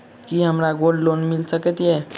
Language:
Maithili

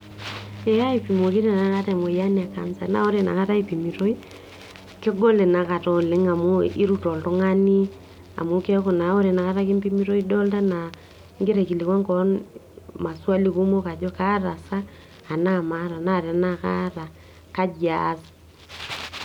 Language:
Masai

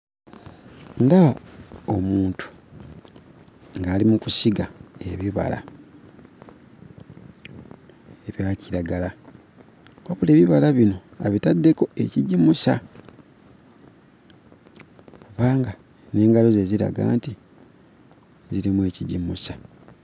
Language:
Ganda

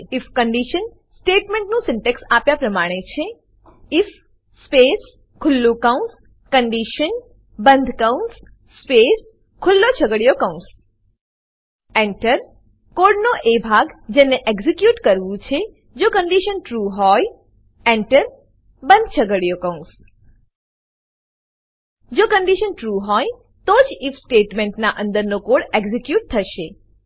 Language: Gujarati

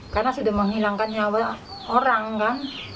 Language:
Indonesian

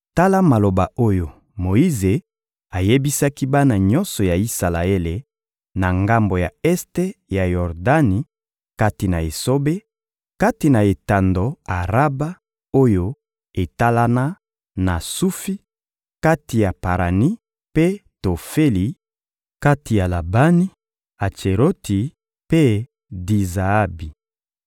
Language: Lingala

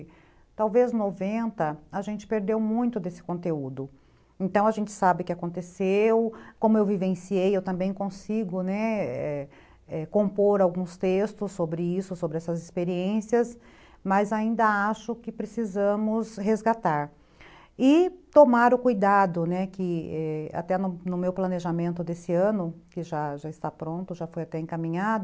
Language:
Portuguese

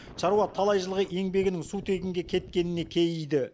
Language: Kazakh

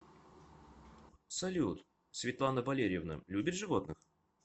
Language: Russian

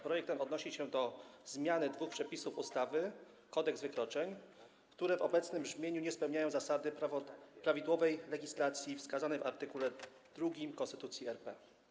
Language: Polish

